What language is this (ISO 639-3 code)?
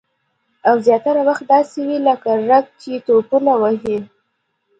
pus